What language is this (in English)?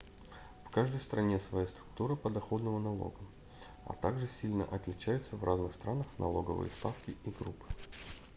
Russian